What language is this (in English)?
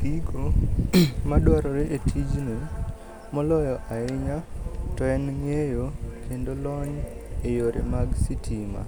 Luo (Kenya and Tanzania)